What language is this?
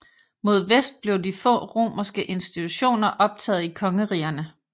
Danish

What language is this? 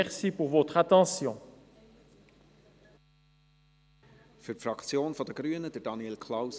Swiss German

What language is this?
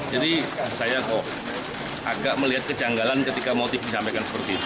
Indonesian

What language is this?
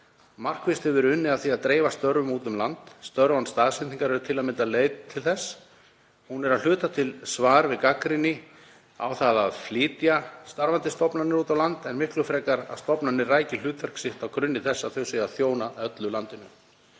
Icelandic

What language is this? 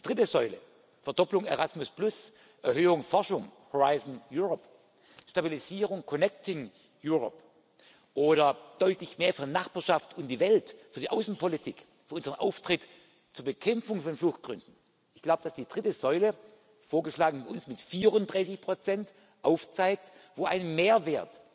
German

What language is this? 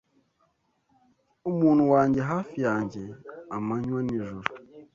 Kinyarwanda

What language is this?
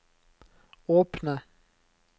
Norwegian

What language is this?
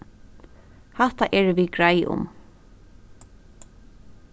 Faroese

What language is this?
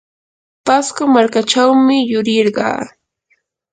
Yanahuanca Pasco Quechua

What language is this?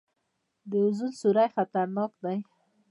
Pashto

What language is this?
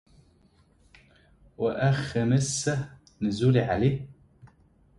Arabic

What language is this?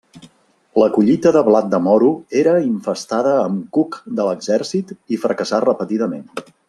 Catalan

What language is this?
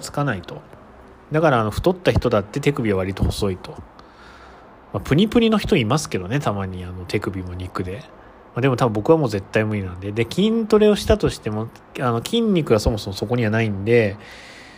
Japanese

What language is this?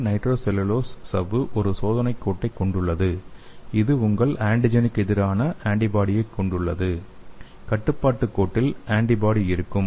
Tamil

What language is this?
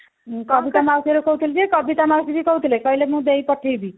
Odia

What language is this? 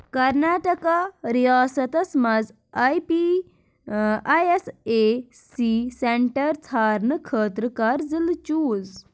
Kashmiri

